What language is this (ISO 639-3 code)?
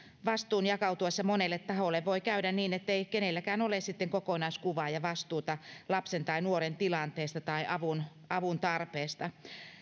fin